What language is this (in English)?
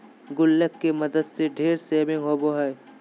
Magahi